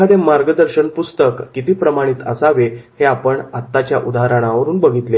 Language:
Marathi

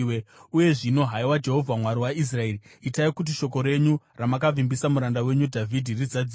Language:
Shona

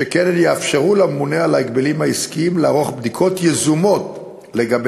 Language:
Hebrew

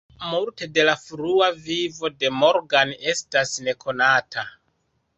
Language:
Esperanto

